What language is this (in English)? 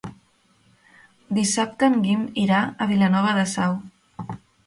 Catalan